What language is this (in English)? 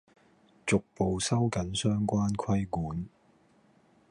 Cantonese